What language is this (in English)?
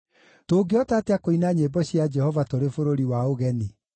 Kikuyu